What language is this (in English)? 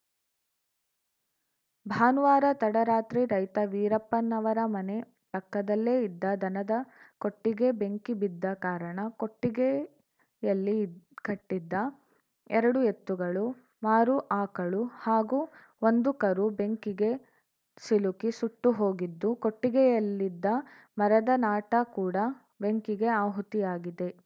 Kannada